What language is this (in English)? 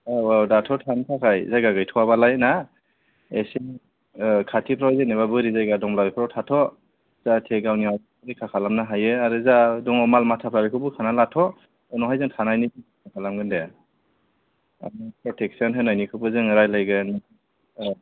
Bodo